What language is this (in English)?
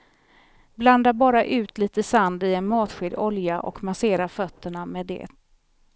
Swedish